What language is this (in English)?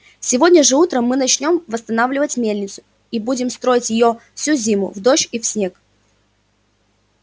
Russian